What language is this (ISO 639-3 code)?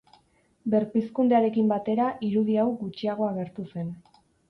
eus